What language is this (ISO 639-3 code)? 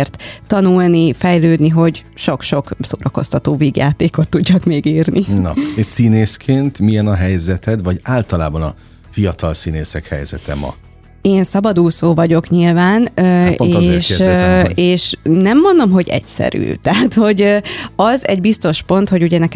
hun